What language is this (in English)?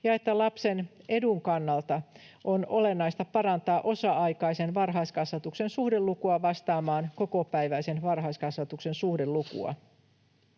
Finnish